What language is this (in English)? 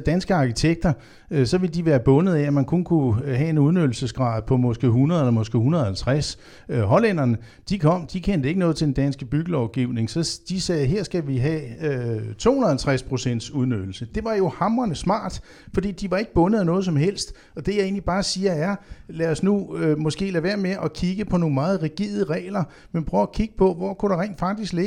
Danish